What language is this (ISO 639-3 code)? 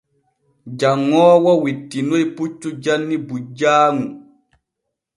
fue